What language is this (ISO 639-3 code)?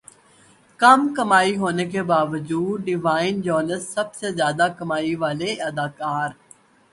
urd